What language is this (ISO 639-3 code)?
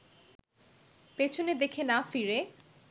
ben